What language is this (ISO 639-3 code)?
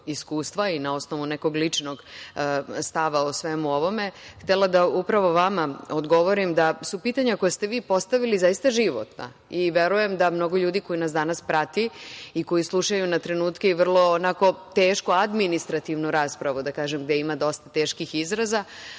srp